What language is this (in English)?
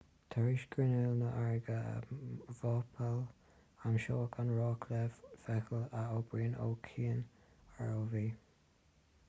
Irish